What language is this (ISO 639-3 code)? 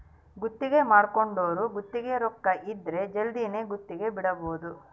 kan